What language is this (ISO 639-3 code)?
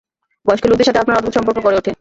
ben